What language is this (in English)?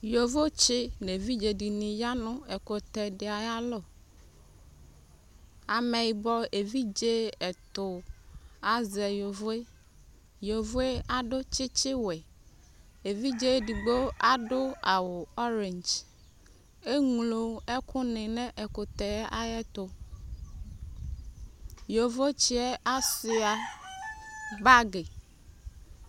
Ikposo